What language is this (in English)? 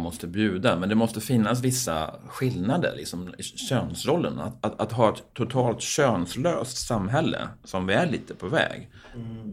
Swedish